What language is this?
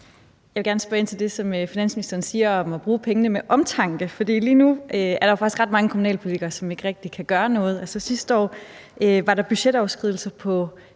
Danish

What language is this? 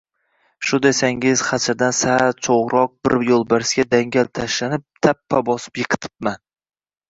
Uzbek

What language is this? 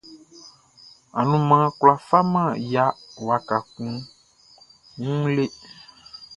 Baoulé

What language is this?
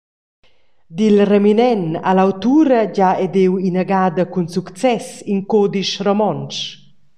Romansh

